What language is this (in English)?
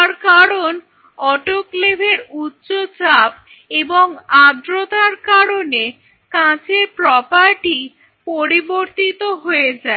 Bangla